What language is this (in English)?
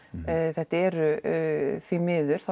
Icelandic